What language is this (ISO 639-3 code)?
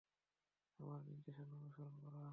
ben